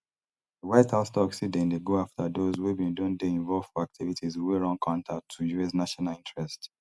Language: Nigerian Pidgin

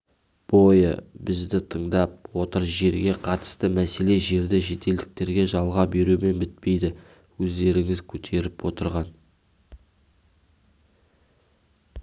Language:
Kazakh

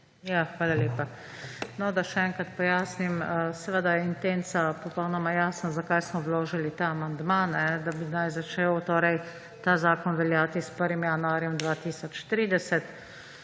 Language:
Slovenian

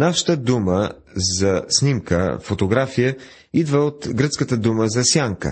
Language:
Bulgarian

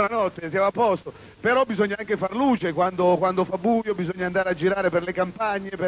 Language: Italian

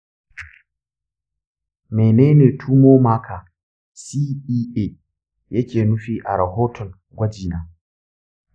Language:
Hausa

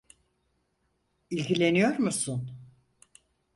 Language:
Turkish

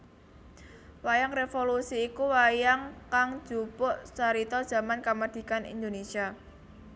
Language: Javanese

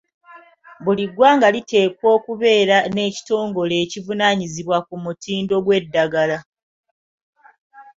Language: Ganda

